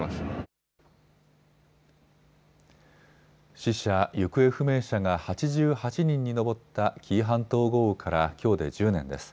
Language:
Japanese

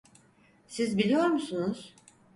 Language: Turkish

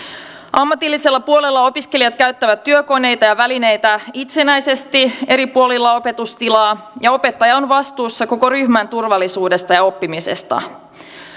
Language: Finnish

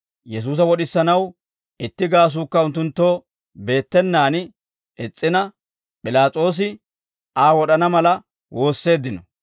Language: Dawro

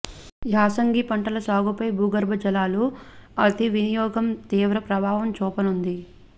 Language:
Telugu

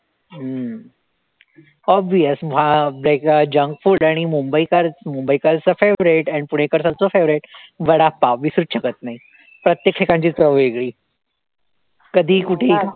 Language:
Marathi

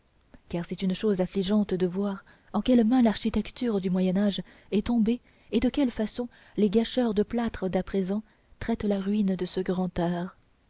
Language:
French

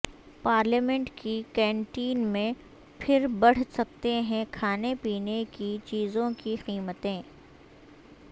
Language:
Urdu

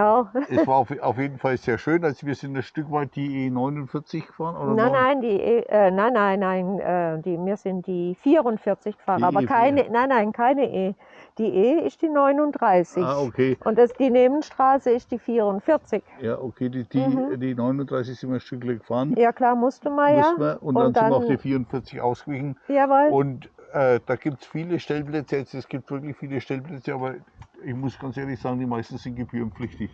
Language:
German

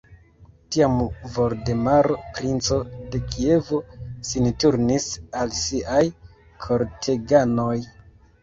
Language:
Esperanto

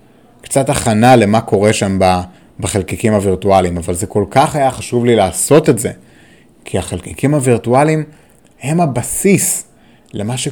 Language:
Hebrew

